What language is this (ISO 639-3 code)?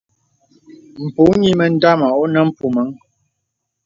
beb